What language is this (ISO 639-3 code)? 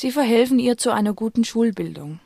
deu